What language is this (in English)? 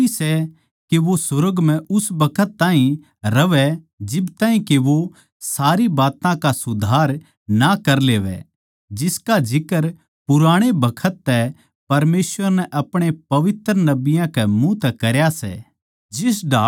Haryanvi